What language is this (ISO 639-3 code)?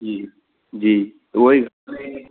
snd